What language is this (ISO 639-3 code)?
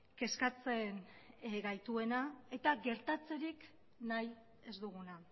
eus